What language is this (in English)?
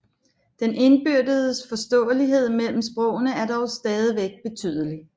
Danish